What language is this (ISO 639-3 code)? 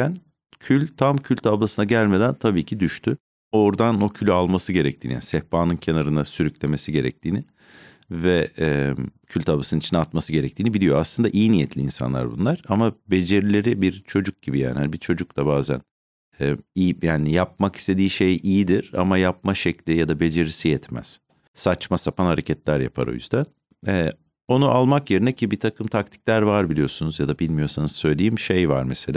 tur